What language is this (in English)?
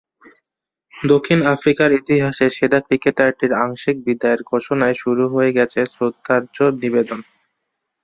Bangla